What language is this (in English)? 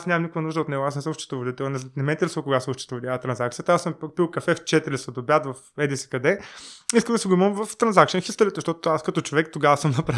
Bulgarian